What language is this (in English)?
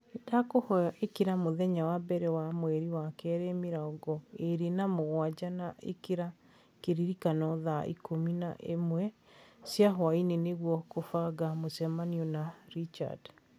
Kikuyu